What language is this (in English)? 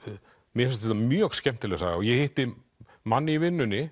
Icelandic